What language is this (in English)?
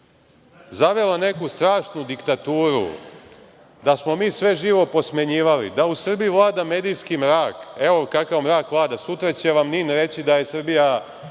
Serbian